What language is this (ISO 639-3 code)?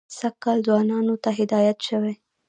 pus